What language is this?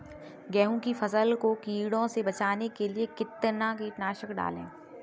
Hindi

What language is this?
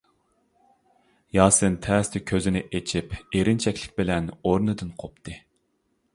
Uyghur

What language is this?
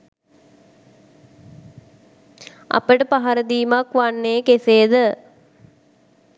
Sinhala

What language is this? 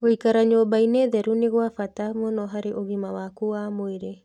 Kikuyu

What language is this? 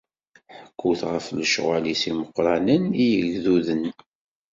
Kabyle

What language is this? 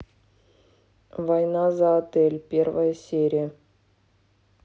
Russian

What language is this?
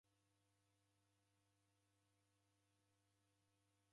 Taita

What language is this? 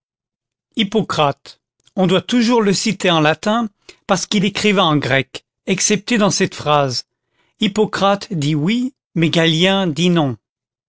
French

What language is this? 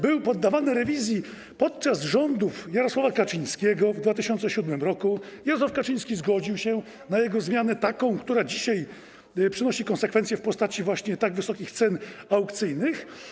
Polish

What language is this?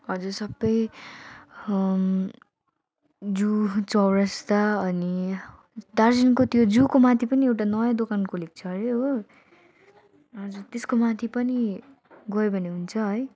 Nepali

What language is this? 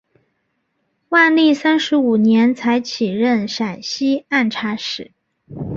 Chinese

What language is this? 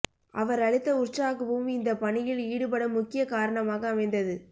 Tamil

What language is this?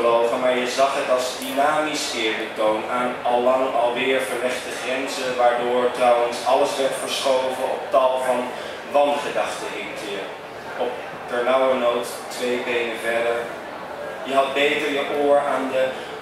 Dutch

